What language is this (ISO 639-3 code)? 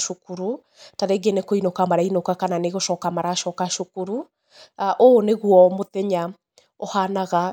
kik